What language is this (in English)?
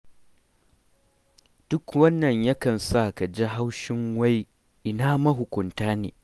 Hausa